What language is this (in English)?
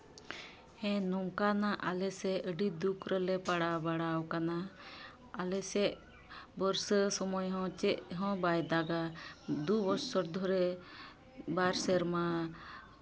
Santali